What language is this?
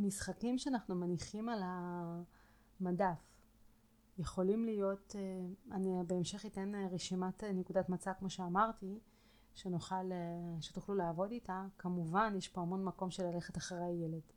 Hebrew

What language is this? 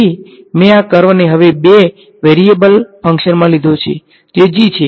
Gujarati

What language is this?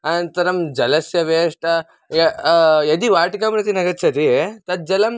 Sanskrit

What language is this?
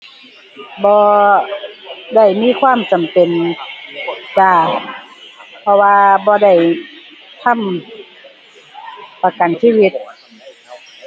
Thai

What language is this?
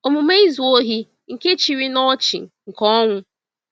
Igbo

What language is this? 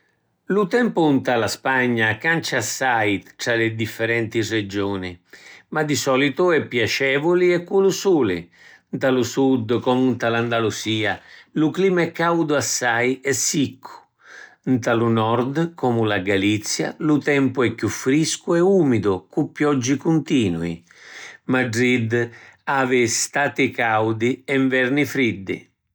Sicilian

